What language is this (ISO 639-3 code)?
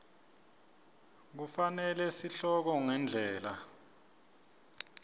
ssw